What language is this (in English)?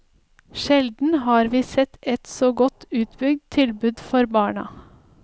Norwegian